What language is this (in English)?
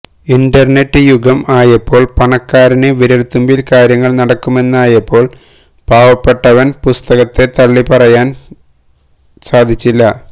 Malayalam